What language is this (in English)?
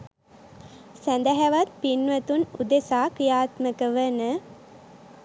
Sinhala